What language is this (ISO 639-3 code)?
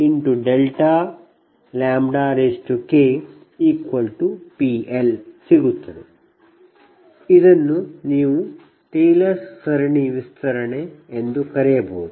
kan